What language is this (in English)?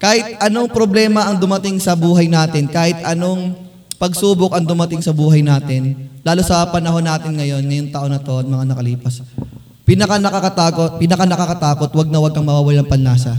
Filipino